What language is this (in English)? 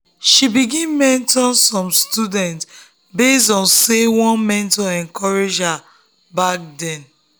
Nigerian Pidgin